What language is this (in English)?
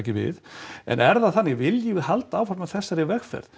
Icelandic